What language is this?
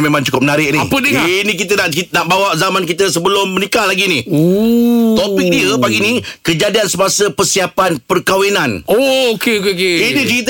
Malay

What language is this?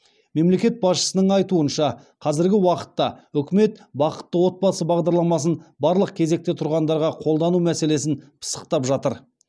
Kazakh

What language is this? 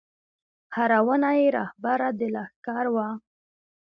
Pashto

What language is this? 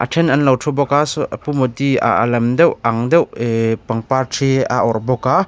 Mizo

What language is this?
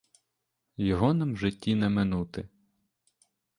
Ukrainian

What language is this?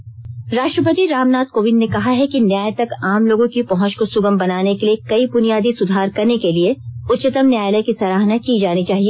Hindi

